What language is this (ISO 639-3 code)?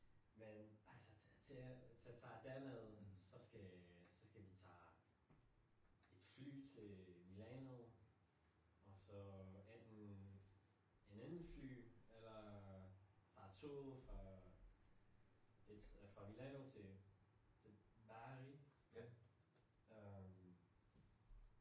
dan